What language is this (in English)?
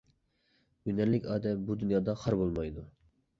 Uyghur